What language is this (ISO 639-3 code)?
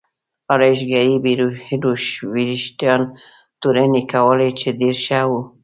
pus